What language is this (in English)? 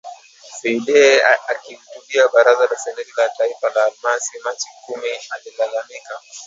Swahili